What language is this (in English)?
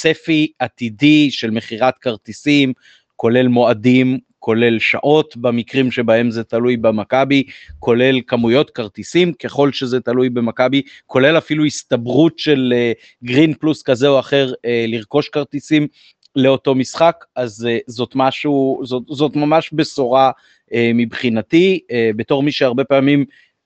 Hebrew